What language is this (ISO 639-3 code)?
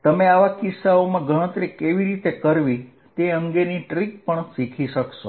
guj